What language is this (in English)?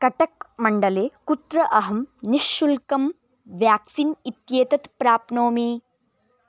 Sanskrit